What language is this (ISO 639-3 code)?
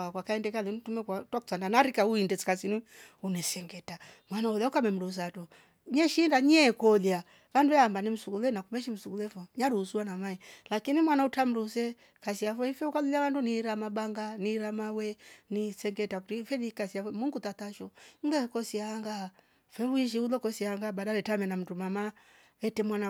rof